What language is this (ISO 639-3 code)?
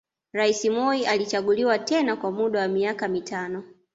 swa